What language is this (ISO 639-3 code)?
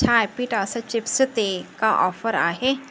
snd